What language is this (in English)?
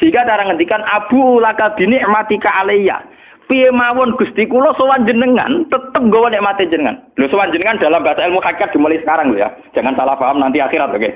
Indonesian